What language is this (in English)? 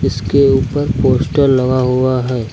Hindi